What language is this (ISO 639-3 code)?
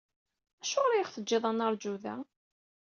kab